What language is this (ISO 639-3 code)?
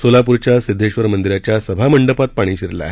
mar